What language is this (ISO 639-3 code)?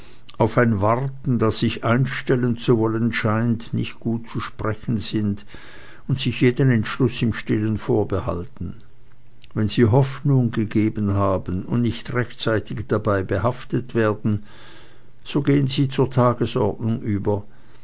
deu